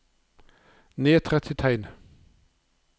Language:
Norwegian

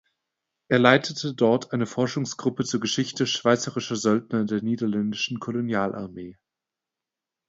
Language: German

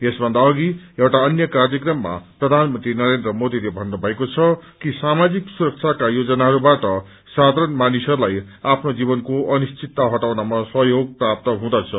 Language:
Nepali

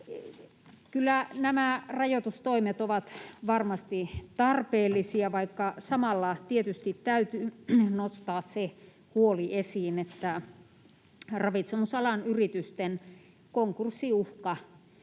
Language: Finnish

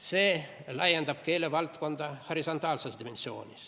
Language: Estonian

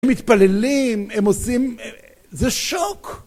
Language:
Hebrew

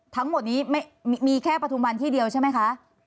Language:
Thai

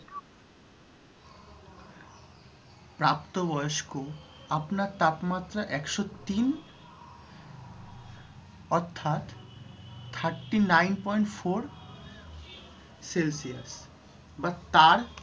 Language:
Bangla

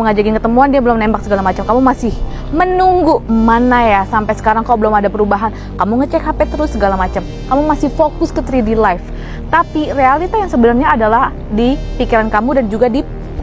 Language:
Indonesian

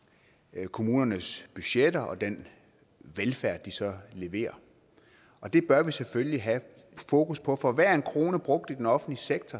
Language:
Danish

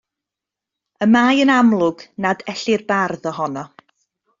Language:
Welsh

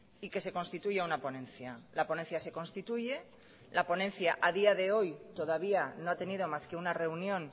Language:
Spanish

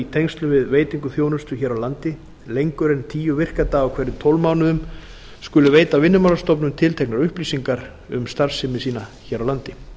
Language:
Icelandic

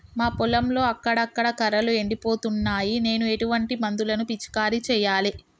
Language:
Telugu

